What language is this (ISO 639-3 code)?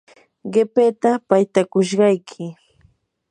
qur